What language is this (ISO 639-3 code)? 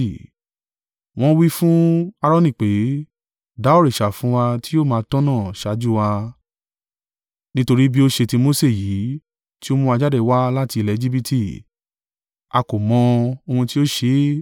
yor